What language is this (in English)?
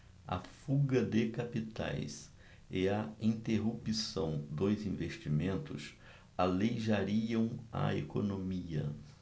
Portuguese